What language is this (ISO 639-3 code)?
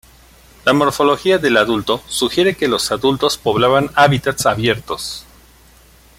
spa